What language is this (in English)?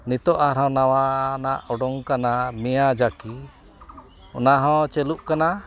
Santali